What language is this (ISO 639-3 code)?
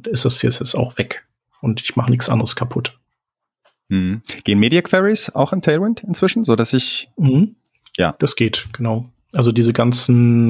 deu